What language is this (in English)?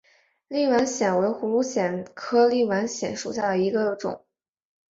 Chinese